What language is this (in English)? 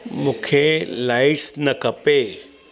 Sindhi